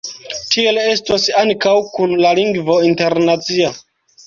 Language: Esperanto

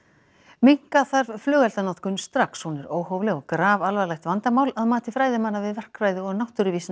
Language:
Icelandic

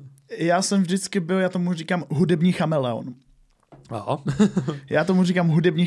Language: Czech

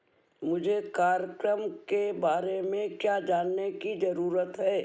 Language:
Hindi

